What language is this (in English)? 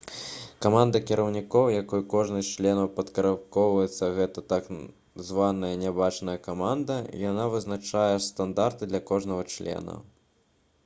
Belarusian